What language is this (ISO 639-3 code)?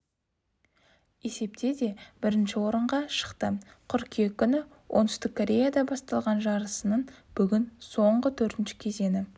kaz